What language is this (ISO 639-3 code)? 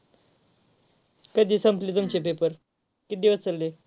mar